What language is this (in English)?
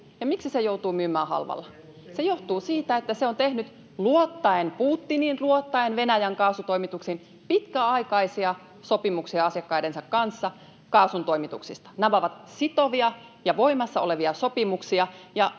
Finnish